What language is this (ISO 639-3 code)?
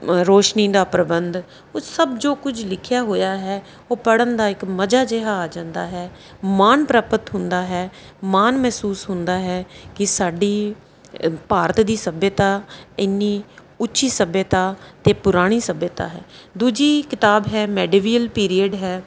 pan